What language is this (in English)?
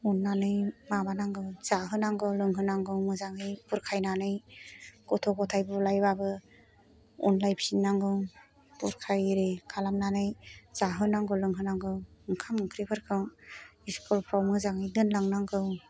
Bodo